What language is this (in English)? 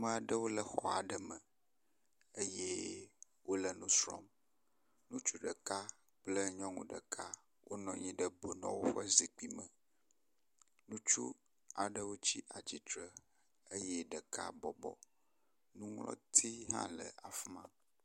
Ewe